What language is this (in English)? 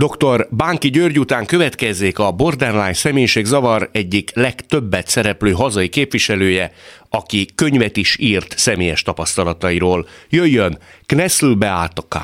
Hungarian